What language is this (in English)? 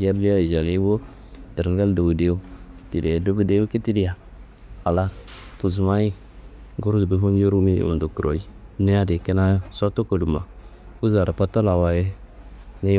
Kanembu